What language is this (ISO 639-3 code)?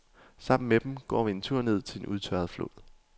dan